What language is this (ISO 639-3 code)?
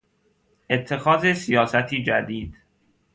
fas